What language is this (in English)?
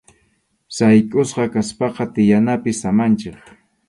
Arequipa-La Unión Quechua